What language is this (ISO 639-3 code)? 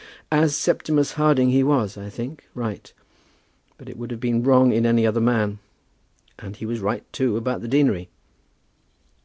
eng